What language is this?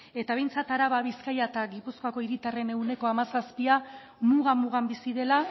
Basque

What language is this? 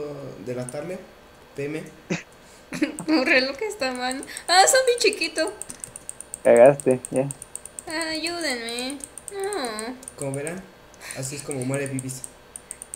Spanish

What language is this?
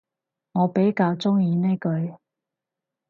Cantonese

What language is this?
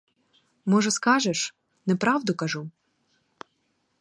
Ukrainian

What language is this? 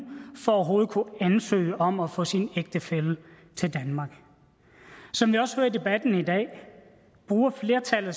Danish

